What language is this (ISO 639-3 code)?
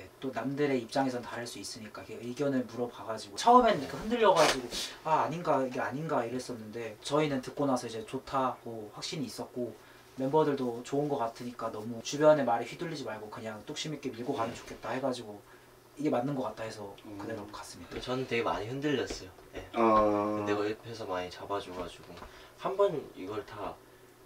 kor